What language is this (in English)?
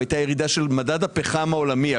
Hebrew